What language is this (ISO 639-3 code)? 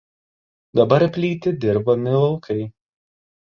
lit